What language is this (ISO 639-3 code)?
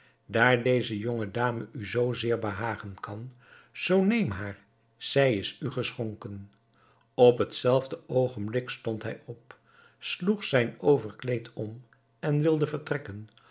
nld